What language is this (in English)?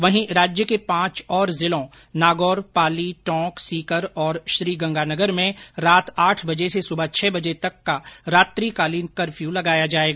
Hindi